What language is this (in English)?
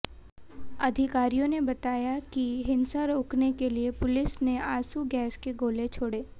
Hindi